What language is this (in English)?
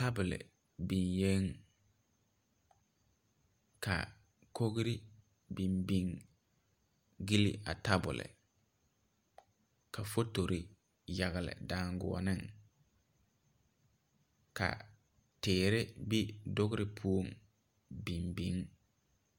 Southern Dagaare